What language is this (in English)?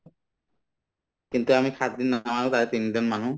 Assamese